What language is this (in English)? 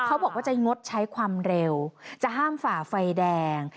Thai